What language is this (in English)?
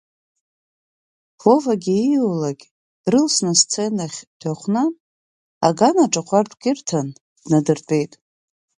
Abkhazian